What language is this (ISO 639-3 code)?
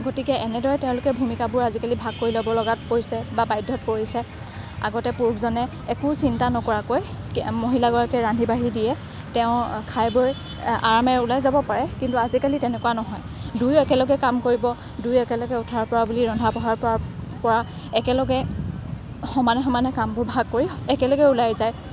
asm